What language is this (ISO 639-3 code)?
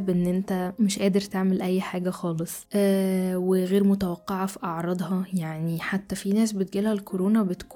ara